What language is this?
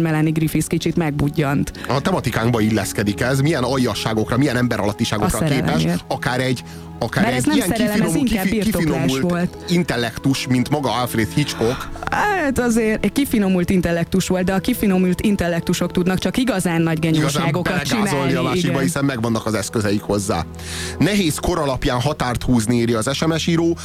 Hungarian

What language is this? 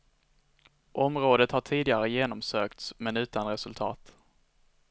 Swedish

